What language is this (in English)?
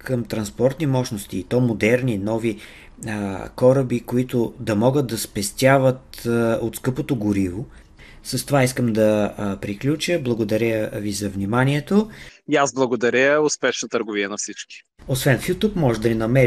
Bulgarian